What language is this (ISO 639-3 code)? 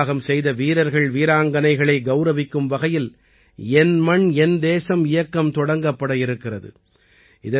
tam